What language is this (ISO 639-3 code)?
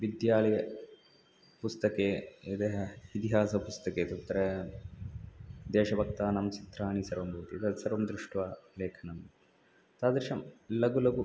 san